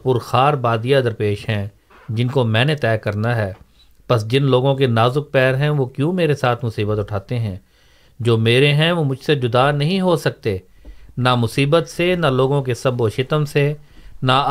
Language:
Urdu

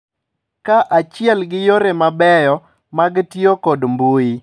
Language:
Luo (Kenya and Tanzania)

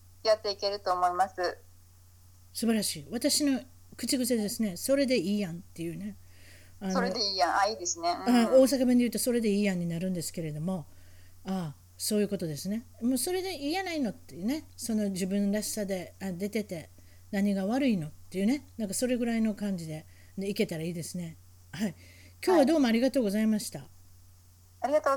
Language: Japanese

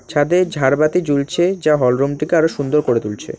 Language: Bangla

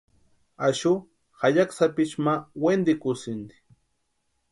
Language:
Western Highland Purepecha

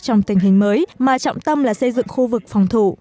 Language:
Vietnamese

